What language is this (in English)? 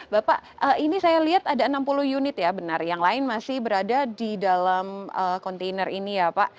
Indonesian